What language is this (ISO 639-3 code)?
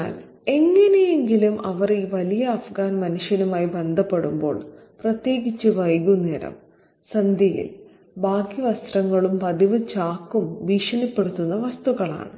mal